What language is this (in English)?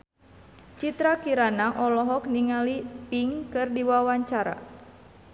Sundanese